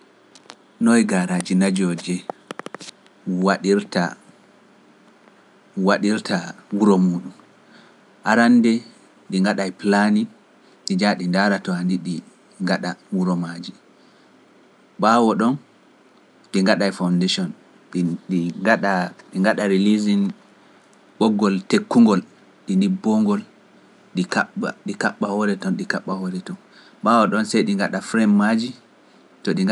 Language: Pular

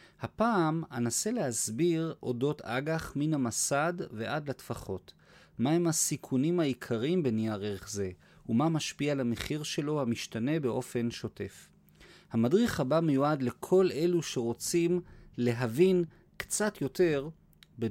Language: Hebrew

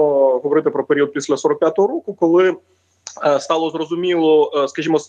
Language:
Ukrainian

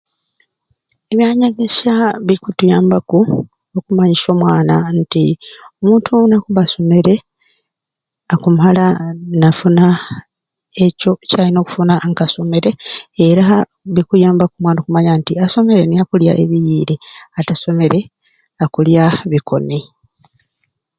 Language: Ruuli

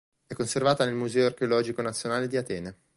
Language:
Italian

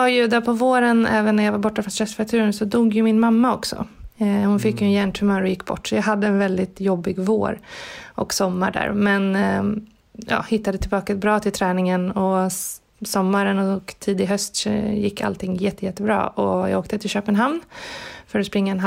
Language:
Swedish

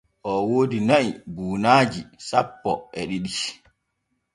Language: Borgu Fulfulde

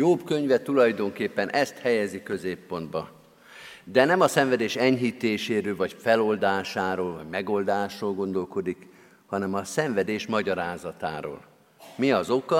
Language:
Hungarian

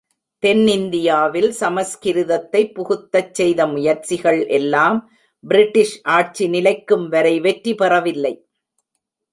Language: Tamil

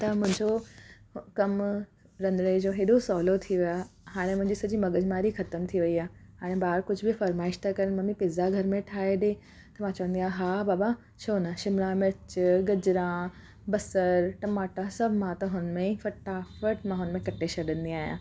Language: Sindhi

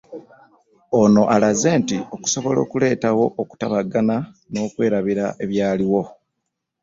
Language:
Ganda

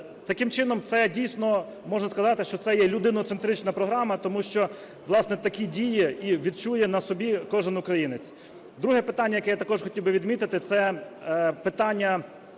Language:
Ukrainian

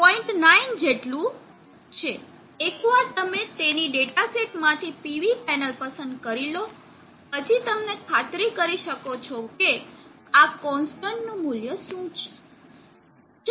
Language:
Gujarati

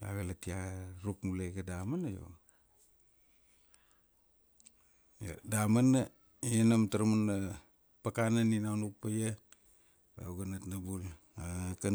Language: Kuanua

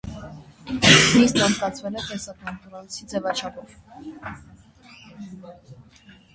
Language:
Armenian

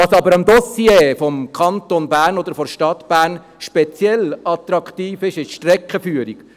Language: Swiss German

